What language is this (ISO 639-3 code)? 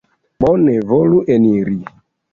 epo